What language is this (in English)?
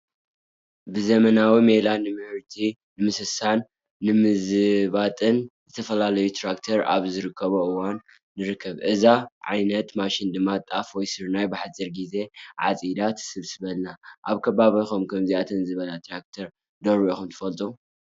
Tigrinya